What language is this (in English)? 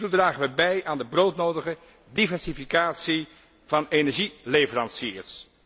Dutch